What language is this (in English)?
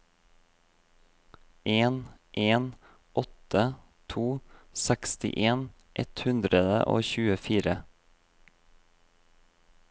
Norwegian